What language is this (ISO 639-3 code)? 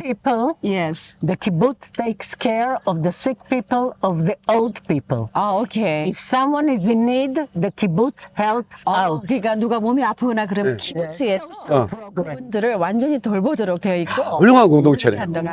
kor